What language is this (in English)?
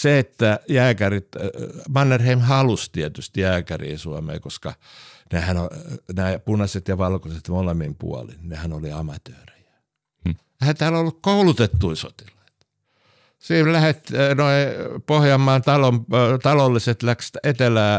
Finnish